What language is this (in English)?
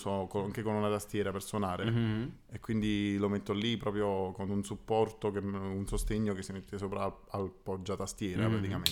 Italian